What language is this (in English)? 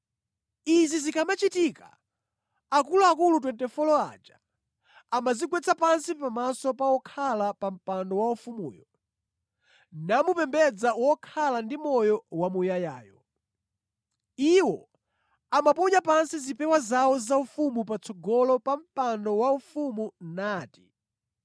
Nyanja